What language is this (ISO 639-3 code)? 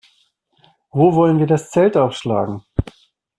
deu